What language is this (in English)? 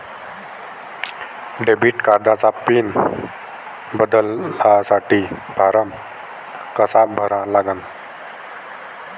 Marathi